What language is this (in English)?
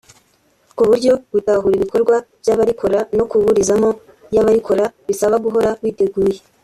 Kinyarwanda